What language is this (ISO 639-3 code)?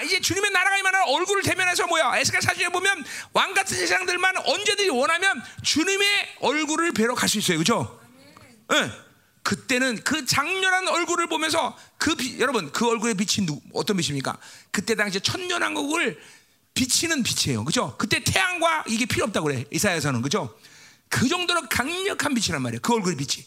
kor